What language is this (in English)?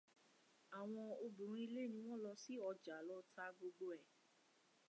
Yoruba